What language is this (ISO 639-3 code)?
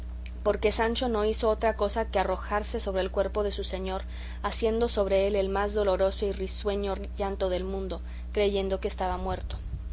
spa